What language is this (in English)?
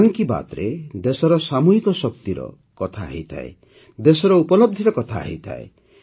Odia